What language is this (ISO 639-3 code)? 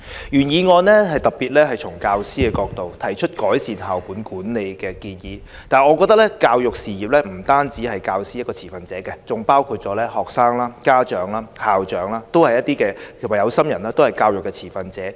yue